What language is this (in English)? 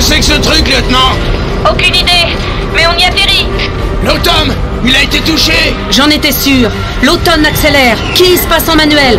French